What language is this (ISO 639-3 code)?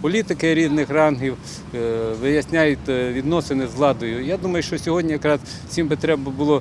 ukr